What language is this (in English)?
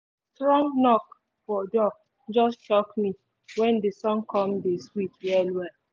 Nigerian Pidgin